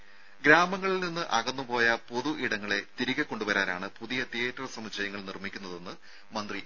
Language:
Malayalam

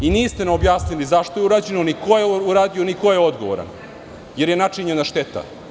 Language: Serbian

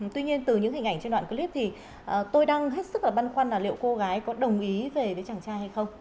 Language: Vietnamese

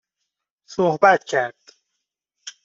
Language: Persian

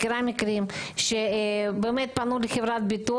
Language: Hebrew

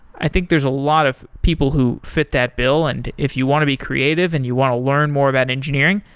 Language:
English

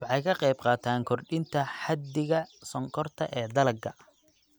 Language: Somali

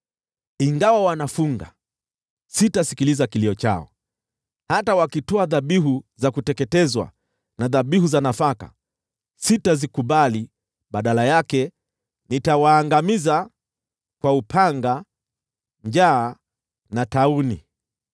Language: Swahili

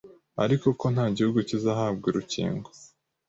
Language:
Kinyarwanda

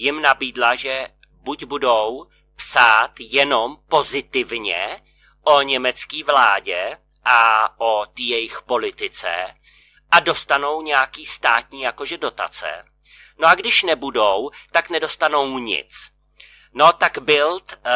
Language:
Czech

